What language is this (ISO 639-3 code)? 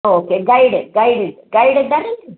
kan